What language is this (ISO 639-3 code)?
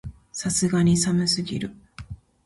jpn